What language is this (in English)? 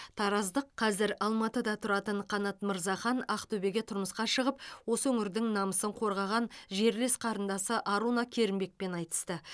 Kazakh